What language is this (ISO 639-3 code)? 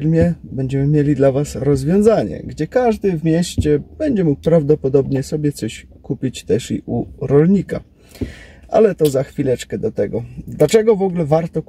pol